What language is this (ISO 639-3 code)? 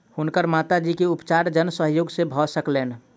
mai